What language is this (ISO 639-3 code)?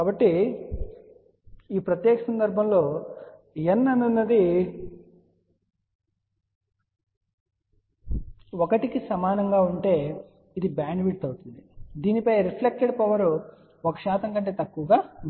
tel